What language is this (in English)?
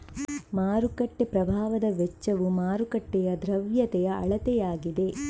Kannada